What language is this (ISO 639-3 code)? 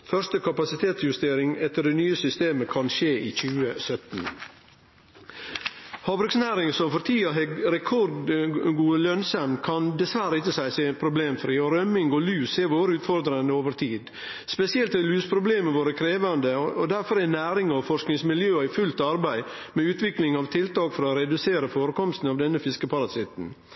nno